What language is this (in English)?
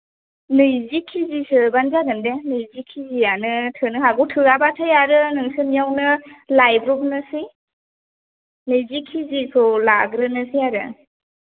Bodo